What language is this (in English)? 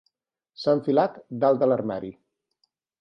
Catalan